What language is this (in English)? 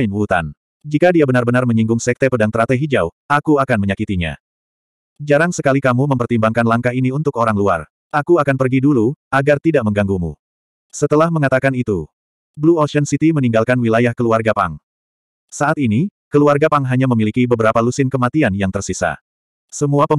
Indonesian